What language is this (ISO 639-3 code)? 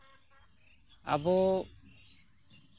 sat